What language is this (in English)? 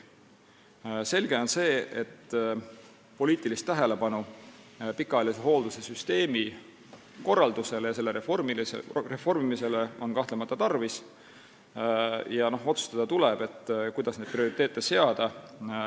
Estonian